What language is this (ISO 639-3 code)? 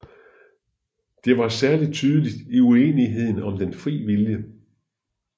dan